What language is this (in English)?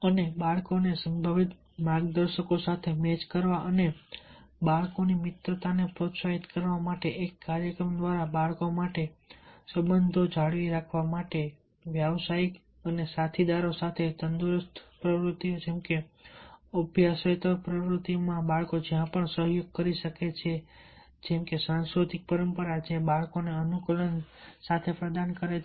Gujarati